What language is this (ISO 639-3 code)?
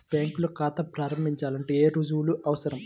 tel